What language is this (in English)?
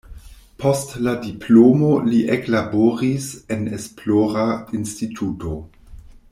Esperanto